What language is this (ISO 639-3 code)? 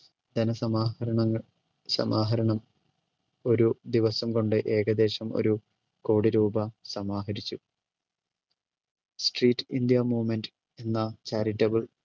mal